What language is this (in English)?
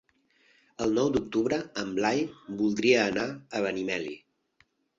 Catalan